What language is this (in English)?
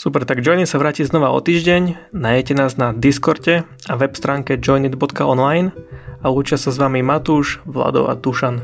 Slovak